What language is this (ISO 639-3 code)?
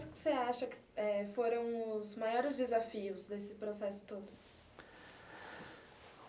por